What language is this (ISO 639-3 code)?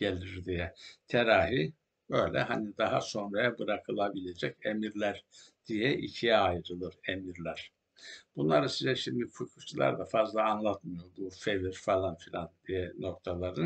tur